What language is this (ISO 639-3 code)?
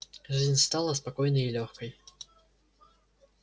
rus